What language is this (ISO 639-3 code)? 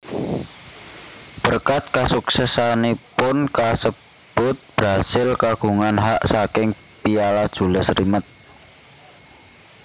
jav